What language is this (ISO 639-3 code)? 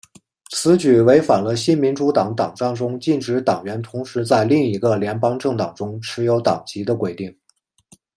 zho